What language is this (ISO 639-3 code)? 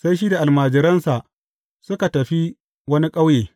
hau